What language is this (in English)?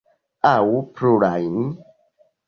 Esperanto